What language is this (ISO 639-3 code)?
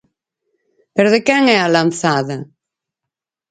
glg